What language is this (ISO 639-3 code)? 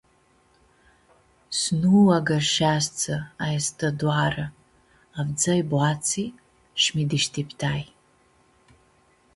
rup